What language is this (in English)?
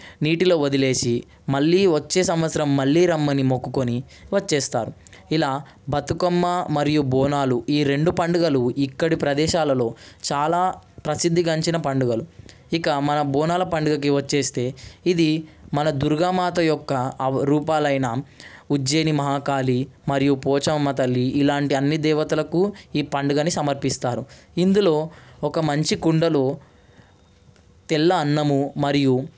Telugu